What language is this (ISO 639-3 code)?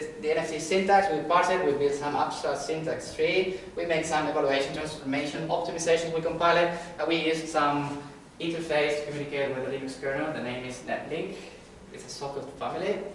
eng